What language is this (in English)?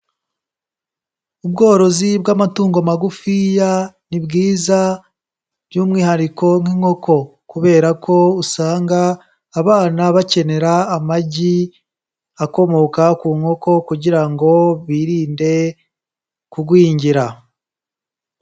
Kinyarwanda